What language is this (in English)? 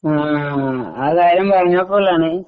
Malayalam